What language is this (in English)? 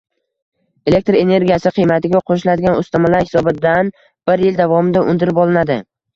Uzbek